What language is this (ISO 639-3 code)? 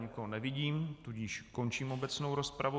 ces